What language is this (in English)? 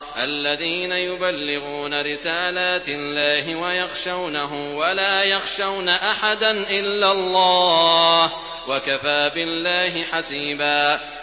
Arabic